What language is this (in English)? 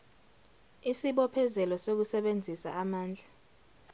Zulu